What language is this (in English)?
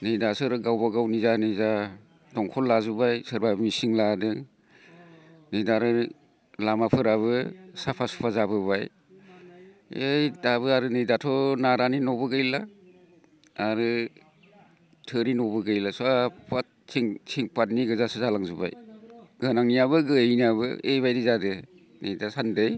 Bodo